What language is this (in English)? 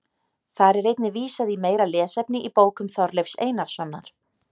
Icelandic